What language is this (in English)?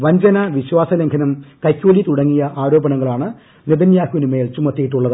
Malayalam